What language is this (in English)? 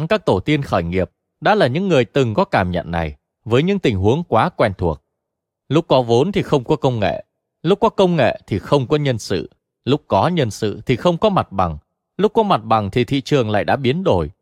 Vietnamese